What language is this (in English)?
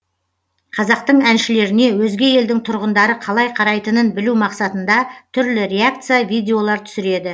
Kazakh